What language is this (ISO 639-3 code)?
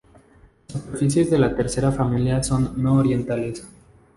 spa